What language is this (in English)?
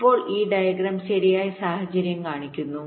Malayalam